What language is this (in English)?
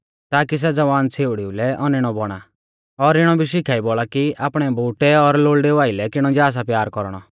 Mahasu Pahari